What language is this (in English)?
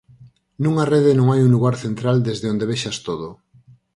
Galician